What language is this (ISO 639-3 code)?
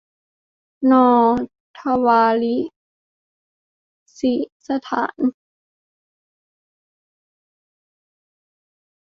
tha